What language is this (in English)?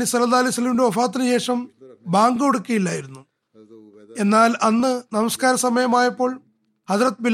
Malayalam